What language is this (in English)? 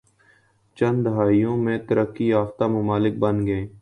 Urdu